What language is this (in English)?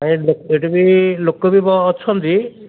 Odia